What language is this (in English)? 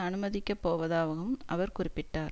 Tamil